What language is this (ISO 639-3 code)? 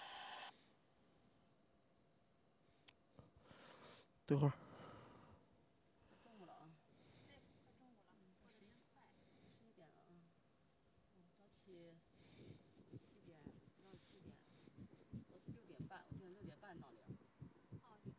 zho